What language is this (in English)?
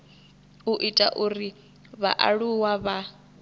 Venda